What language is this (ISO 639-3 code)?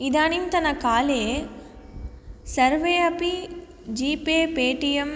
san